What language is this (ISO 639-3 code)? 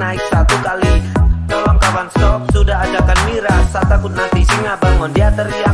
ind